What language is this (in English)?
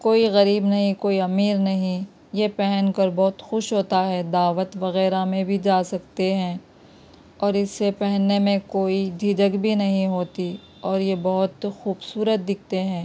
Urdu